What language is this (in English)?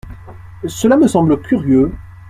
French